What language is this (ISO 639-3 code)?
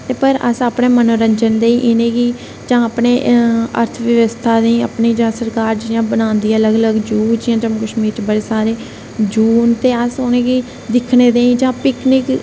doi